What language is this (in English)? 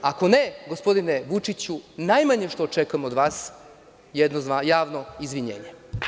Serbian